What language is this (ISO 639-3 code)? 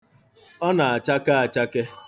ibo